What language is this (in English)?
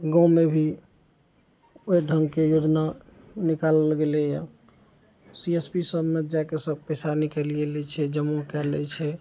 Maithili